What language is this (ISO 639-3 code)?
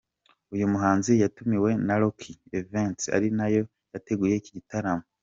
kin